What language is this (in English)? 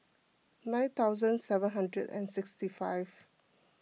English